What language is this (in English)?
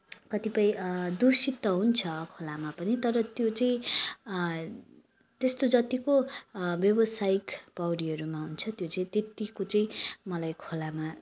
Nepali